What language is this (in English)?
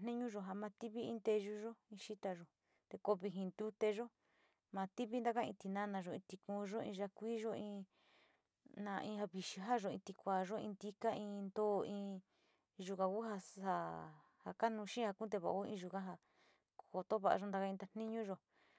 Sinicahua Mixtec